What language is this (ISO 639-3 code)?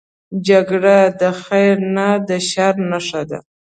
pus